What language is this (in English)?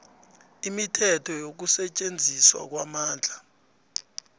South Ndebele